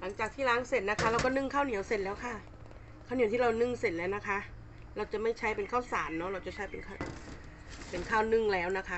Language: Thai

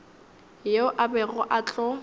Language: Northern Sotho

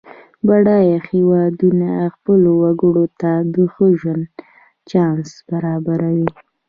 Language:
Pashto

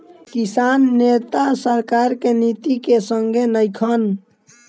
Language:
Bhojpuri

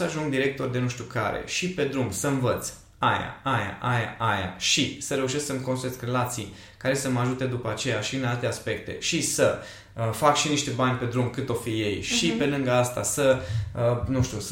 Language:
Romanian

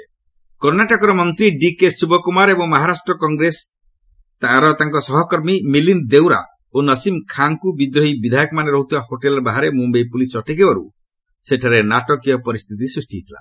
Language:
Odia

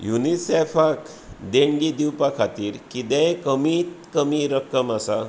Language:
Konkani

